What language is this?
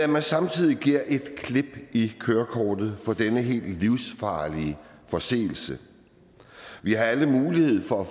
Danish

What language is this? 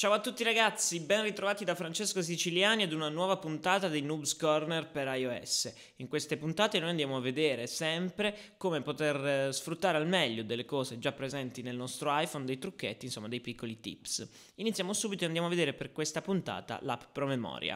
Italian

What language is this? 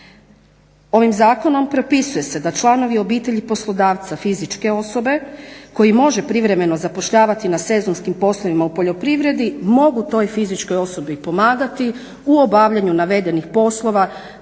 Croatian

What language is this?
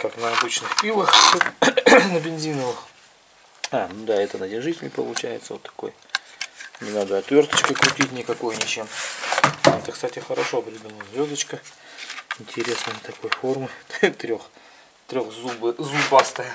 Russian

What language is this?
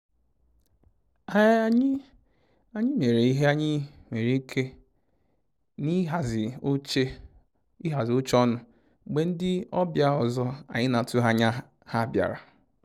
Igbo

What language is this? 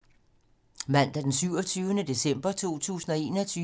Danish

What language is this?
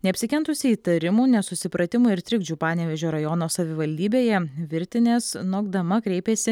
Lithuanian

